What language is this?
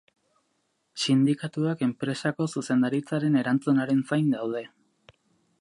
Basque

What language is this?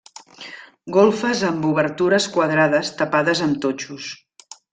Catalan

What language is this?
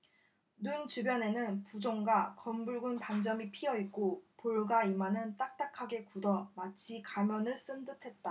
Korean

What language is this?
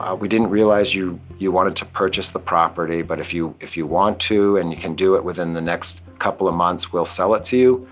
English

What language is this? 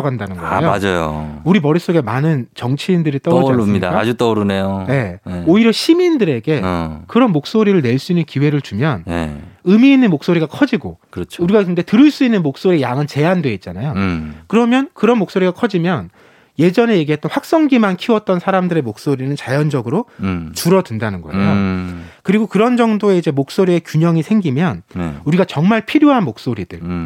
Korean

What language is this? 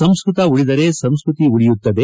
Kannada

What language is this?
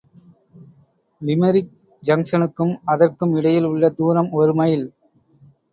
Tamil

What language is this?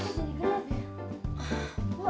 Indonesian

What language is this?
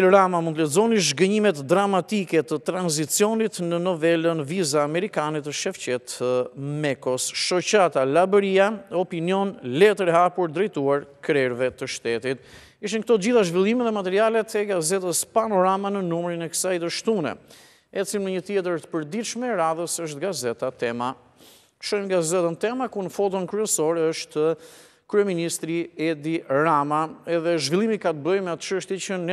Romanian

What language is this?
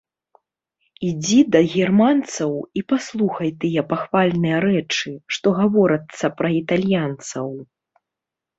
Belarusian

